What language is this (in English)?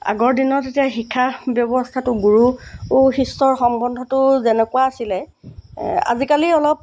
Assamese